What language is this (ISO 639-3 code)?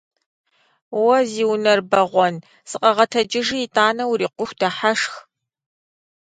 kbd